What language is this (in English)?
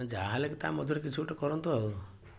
Odia